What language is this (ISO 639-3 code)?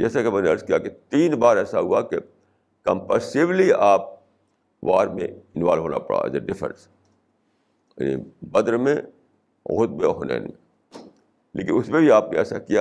urd